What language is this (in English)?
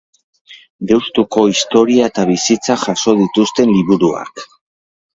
Basque